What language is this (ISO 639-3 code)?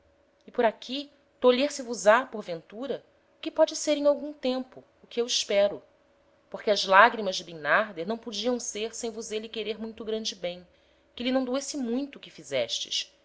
por